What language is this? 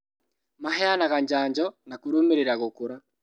Kikuyu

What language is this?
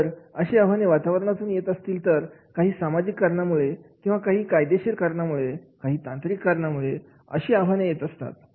Marathi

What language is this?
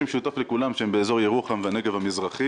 Hebrew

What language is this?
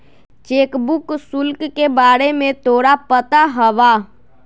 Magahi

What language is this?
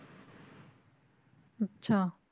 Punjabi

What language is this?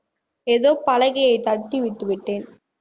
Tamil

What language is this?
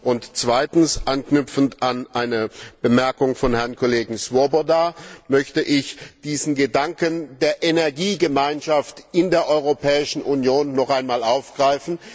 German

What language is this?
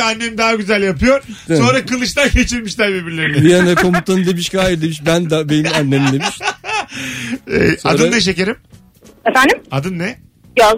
Turkish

